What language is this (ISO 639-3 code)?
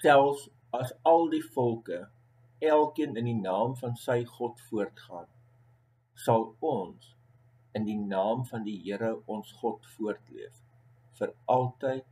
nld